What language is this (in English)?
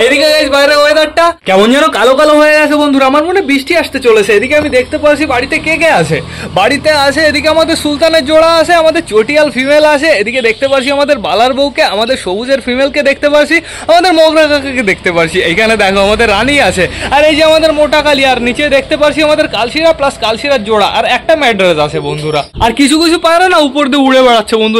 Bangla